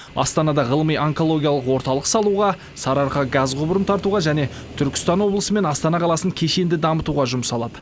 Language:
Kazakh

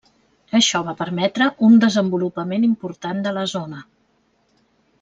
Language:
Catalan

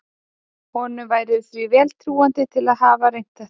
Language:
Icelandic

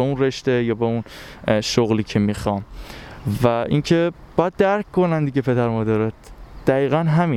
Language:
Persian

